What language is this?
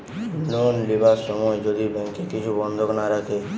Bangla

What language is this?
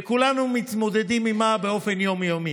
Hebrew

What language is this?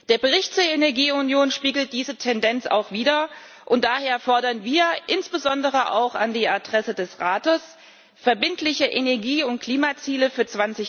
German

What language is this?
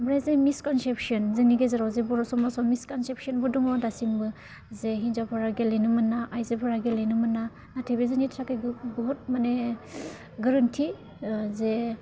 Bodo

